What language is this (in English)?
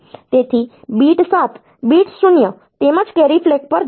Gujarati